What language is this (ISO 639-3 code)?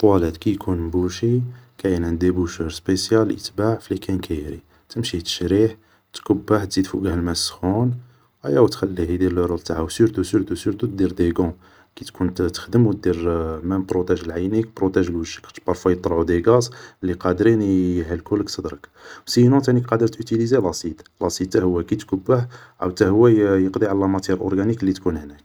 arq